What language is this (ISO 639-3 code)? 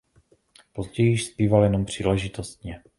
ces